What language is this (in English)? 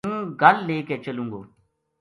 Gujari